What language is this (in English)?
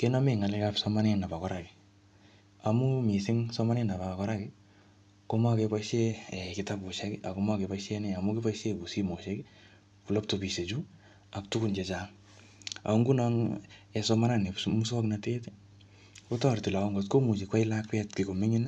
Kalenjin